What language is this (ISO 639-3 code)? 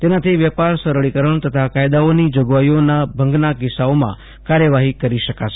guj